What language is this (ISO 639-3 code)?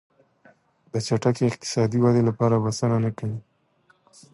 pus